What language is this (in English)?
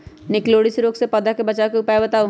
Magahi